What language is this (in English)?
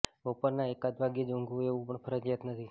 Gujarati